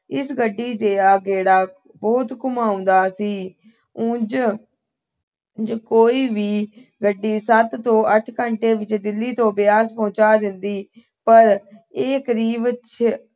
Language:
Punjabi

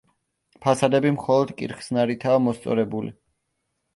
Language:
Georgian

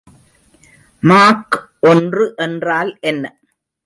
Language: Tamil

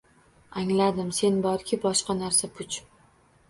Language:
Uzbek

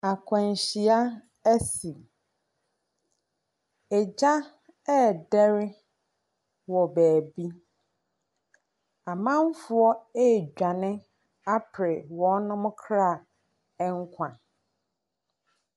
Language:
Akan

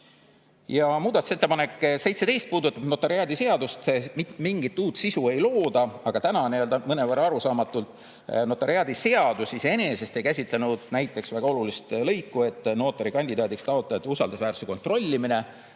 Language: Estonian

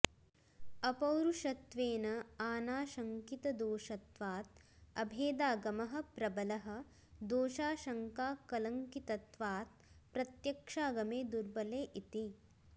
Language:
Sanskrit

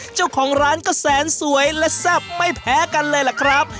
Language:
Thai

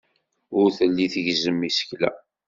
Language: Kabyle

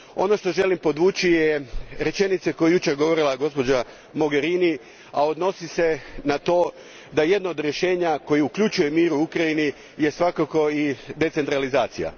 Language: Croatian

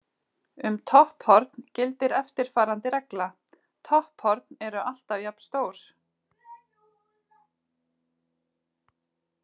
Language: Icelandic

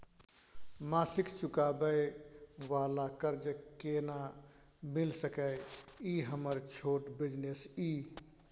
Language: Maithili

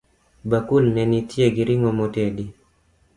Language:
Luo (Kenya and Tanzania)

